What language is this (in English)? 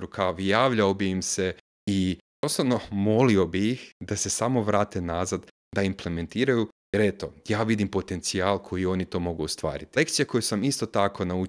Croatian